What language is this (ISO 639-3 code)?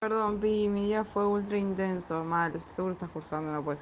rus